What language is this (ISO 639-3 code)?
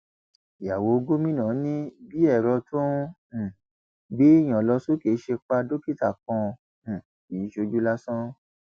yor